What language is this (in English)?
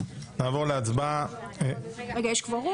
Hebrew